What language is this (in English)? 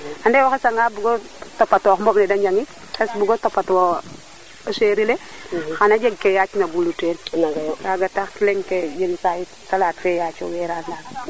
Serer